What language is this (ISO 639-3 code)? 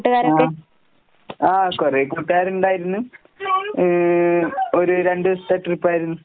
mal